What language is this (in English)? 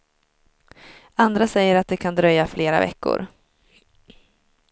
Swedish